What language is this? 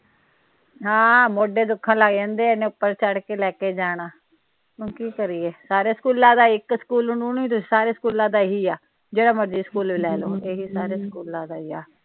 Punjabi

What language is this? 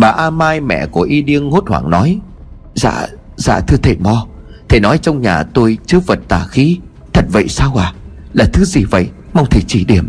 Vietnamese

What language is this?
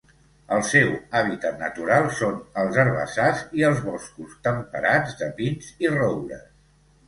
Catalan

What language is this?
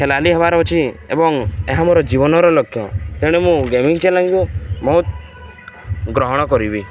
Odia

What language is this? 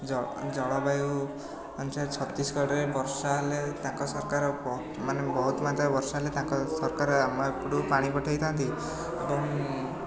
Odia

